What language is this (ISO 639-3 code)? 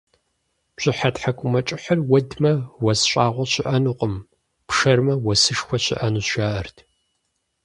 kbd